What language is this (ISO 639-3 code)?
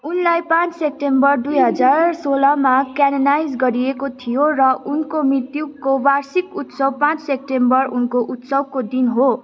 nep